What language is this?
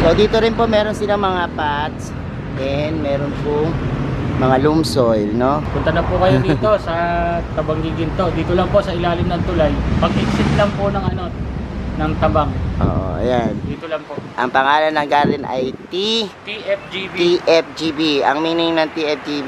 Filipino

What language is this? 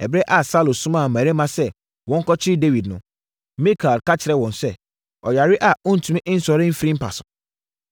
Akan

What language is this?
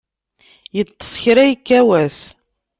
Kabyle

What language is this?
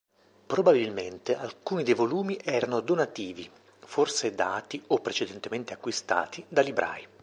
Italian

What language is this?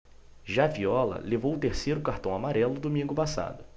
Portuguese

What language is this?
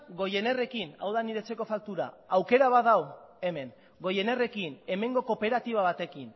Basque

